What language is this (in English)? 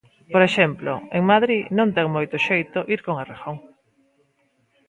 Galician